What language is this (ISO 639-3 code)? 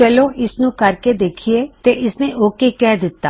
pan